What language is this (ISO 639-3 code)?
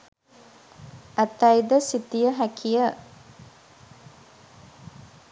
sin